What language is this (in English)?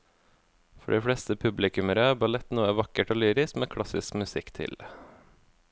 Norwegian